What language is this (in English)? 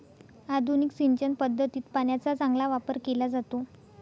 Marathi